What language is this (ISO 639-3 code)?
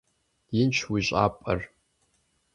kbd